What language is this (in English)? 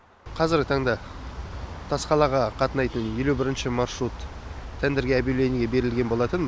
Kazakh